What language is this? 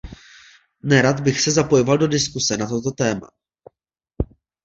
Czech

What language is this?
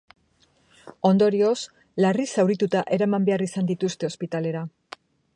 Basque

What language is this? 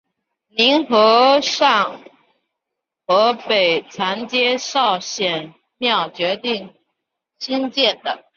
Chinese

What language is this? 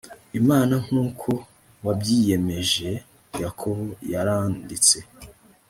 Kinyarwanda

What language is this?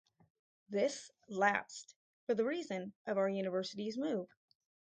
English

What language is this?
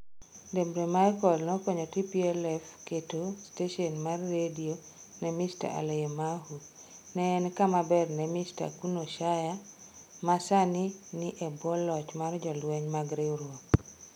Luo (Kenya and Tanzania)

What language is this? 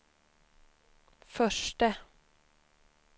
Swedish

